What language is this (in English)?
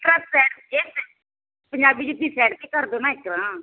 Punjabi